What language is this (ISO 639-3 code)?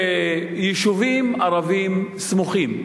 heb